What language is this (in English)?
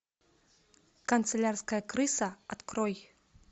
Russian